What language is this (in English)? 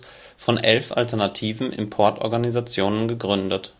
German